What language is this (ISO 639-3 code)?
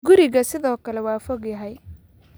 som